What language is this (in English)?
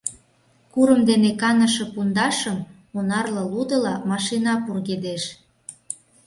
Mari